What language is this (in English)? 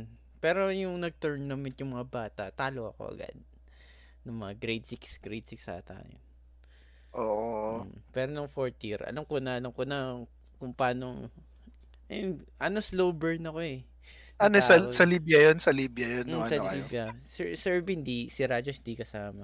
Filipino